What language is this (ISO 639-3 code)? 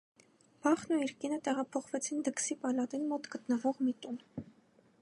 hye